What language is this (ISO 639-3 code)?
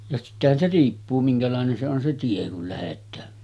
fin